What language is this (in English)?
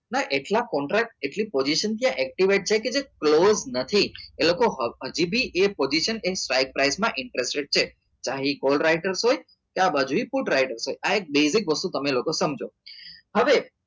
Gujarati